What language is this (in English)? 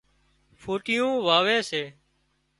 Wadiyara Koli